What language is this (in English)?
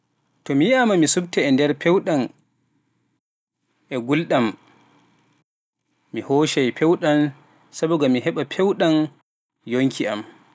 Pular